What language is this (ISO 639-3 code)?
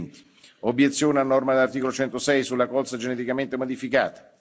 ita